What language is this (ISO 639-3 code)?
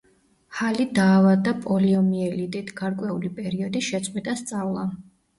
kat